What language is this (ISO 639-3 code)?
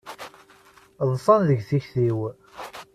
kab